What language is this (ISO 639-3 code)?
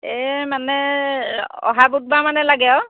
asm